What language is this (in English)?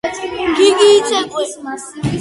Georgian